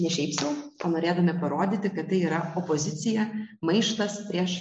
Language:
Lithuanian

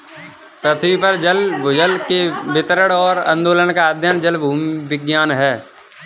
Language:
Hindi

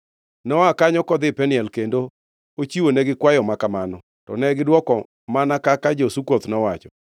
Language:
Luo (Kenya and Tanzania)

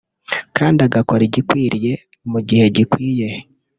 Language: Kinyarwanda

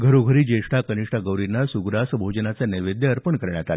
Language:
Marathi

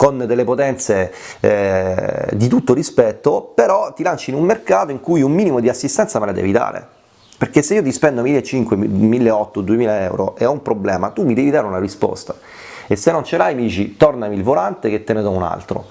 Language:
Italian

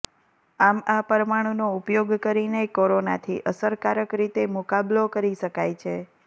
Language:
Gujarati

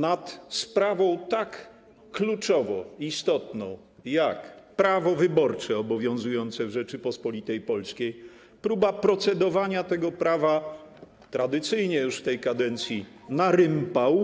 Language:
Polish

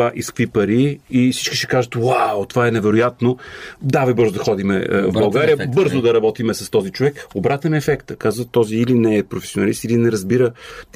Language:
Bulgarian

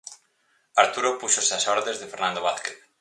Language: Galician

